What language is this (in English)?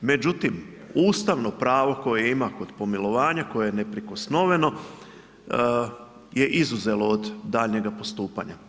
Croatian